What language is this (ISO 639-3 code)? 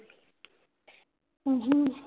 pan